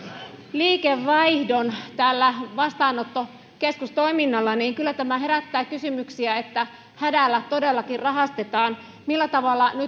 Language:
Finnish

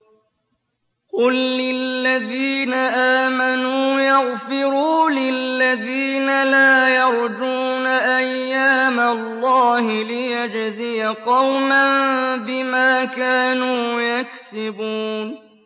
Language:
Arabic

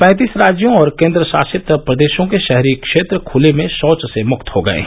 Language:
Hindi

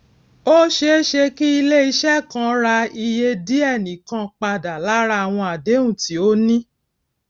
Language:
Yoruba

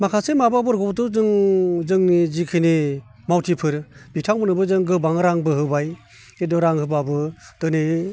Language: Bodo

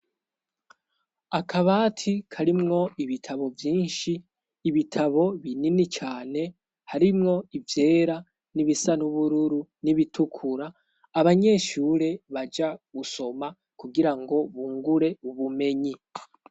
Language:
Rundi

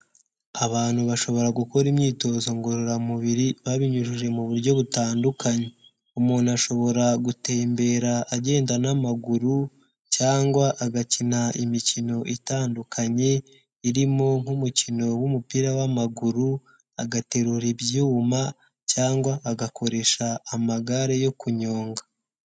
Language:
Kinyarwanda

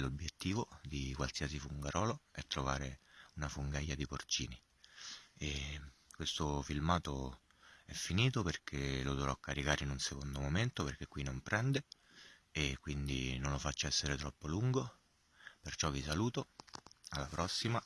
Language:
Italian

